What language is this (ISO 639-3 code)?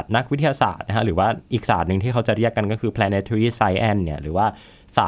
tha